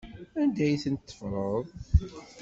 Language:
Kabyle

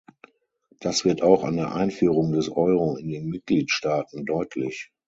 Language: German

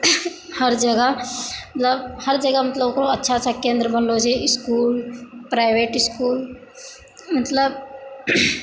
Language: Maithili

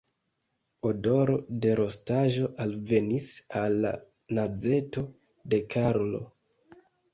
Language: Esperanto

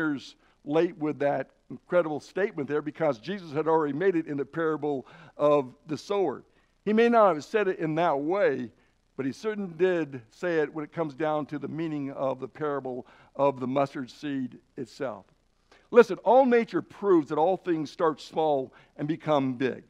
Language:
English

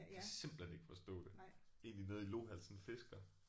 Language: Danish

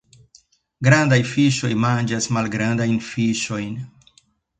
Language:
Esperanto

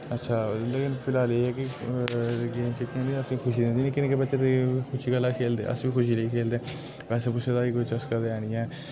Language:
Dogri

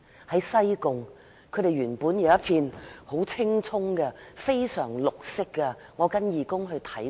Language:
Cantonese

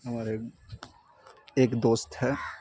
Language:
Urdu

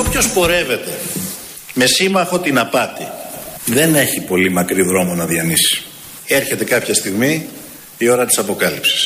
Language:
Greek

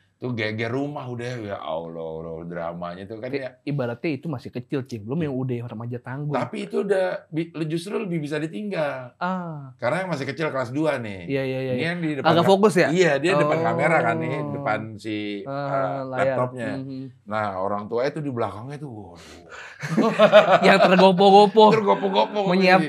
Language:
Indonesian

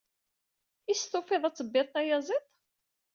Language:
Kabyle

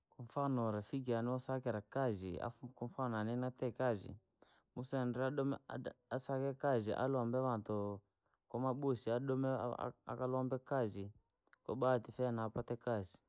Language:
Langi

